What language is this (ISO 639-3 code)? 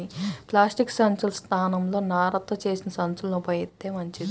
tel